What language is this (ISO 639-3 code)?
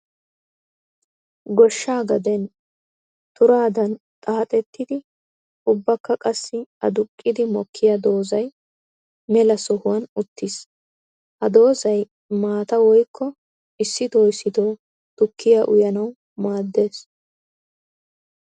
wal